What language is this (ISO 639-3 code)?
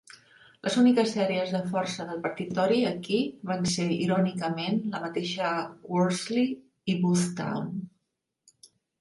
cat